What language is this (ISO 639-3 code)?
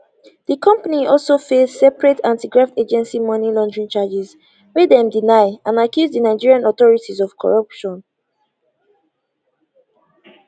pcm